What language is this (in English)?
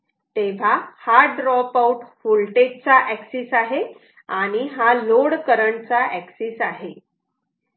Marathi